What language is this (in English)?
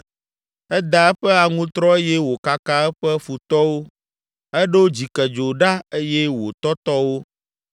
Ewe